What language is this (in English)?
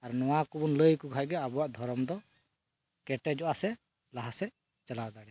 Santali